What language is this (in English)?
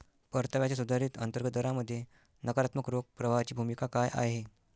Marathi